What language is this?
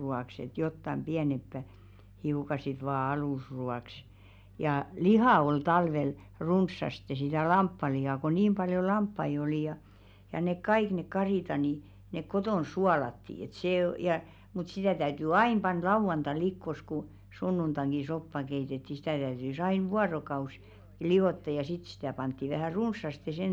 Finnish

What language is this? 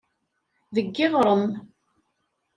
Kabyle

